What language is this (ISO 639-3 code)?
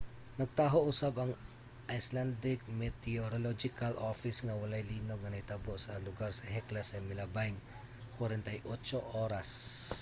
ceb